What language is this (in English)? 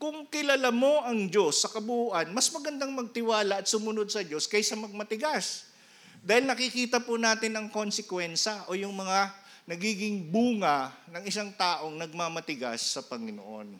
Filipino